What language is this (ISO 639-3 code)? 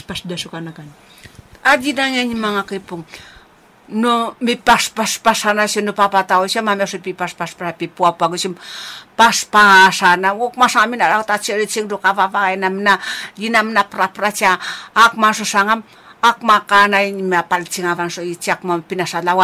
zho